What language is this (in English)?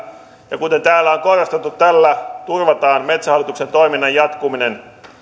Finnish